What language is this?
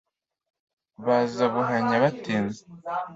Kinyarwanda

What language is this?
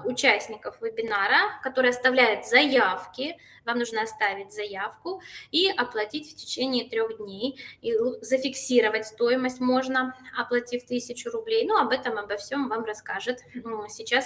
Russian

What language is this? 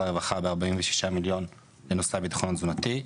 Hebrew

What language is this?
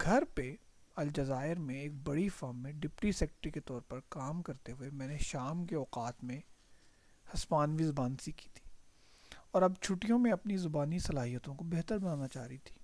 Urdu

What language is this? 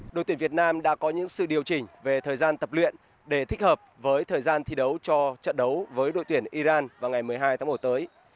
Vietnamese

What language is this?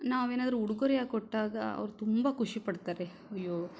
Kannada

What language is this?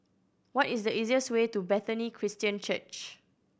English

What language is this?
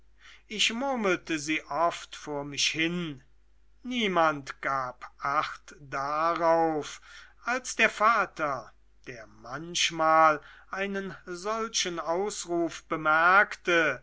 German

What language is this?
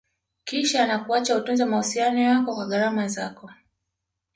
Swahili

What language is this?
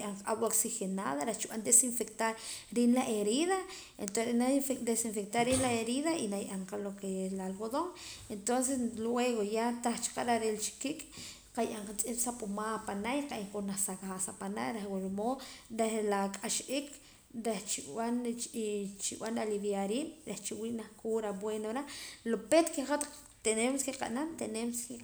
Poqomam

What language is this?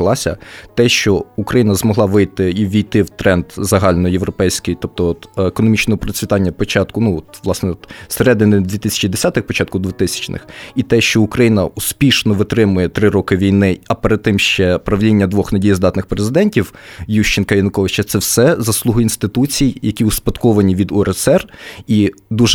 Ukrainian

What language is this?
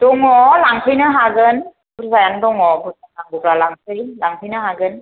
Bodo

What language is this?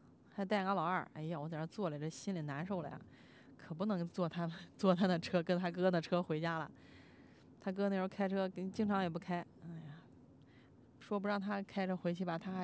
Chinese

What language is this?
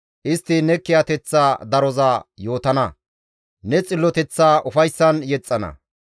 Gamo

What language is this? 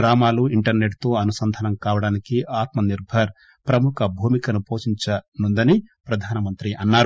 Telugu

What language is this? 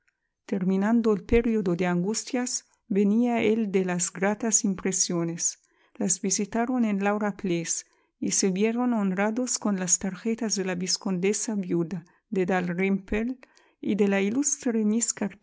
Spanish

